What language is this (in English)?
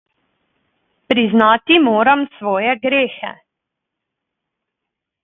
Slovenian